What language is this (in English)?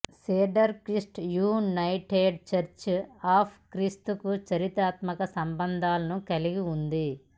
Telugu